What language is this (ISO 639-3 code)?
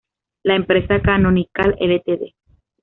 spa